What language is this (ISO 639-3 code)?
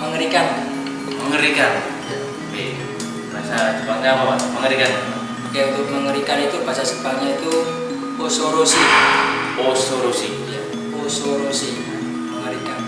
ind